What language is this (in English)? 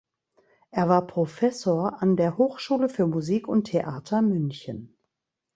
German